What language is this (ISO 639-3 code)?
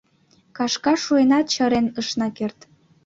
chm